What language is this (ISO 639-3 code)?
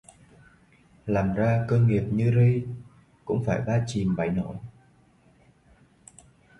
vie